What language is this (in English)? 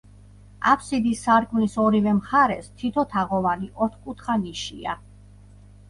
Georgian